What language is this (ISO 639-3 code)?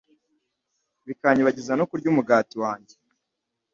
kin